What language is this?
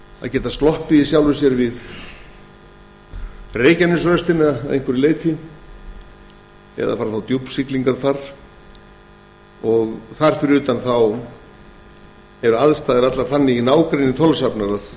Icelandic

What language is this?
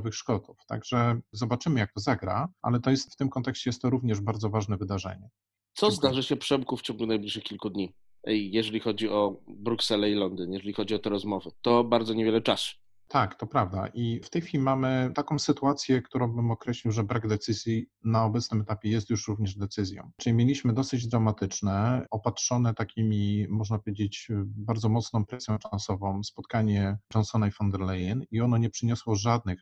Polish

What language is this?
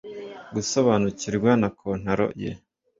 Kinyarwanda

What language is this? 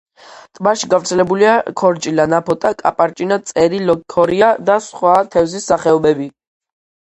Georgian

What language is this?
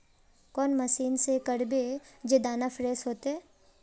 Magahi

